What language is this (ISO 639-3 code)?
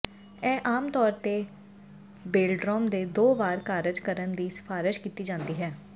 pan